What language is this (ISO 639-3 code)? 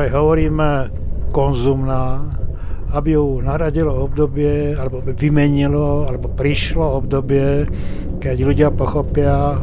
slk